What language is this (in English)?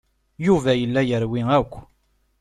Kabyle